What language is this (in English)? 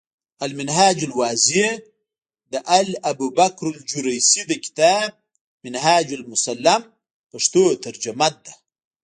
Pashto